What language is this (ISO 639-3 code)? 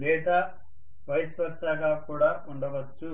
tel